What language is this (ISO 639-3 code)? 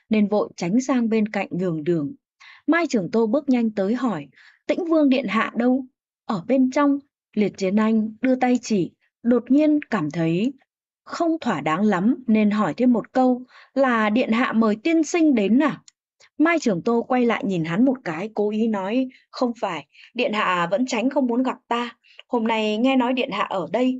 vie